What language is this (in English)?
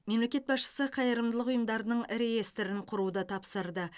Kazakh